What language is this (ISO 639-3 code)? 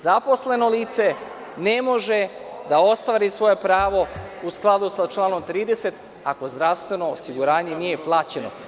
srp